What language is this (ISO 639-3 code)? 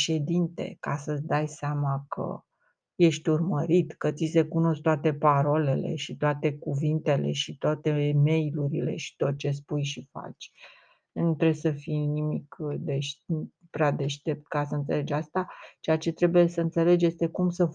ron